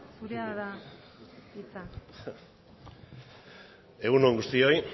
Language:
Basque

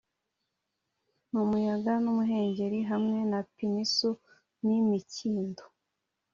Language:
Kinyarwanda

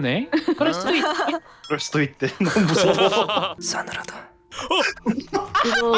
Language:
Korean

